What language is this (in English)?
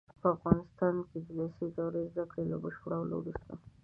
Pashto